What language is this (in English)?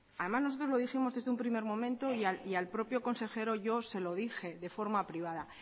Spanish